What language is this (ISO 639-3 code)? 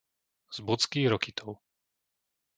slk